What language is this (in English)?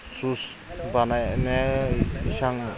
Bodo